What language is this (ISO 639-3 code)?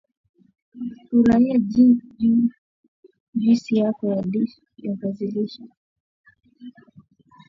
swa